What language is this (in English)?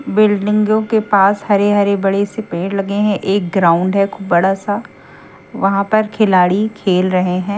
Hindi